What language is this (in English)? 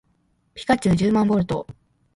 Japanese